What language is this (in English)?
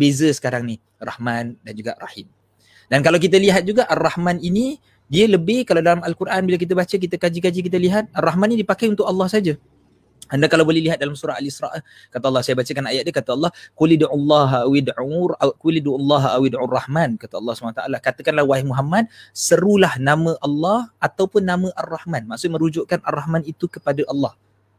Malay